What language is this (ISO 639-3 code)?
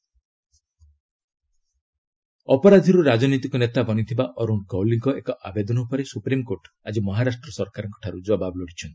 ori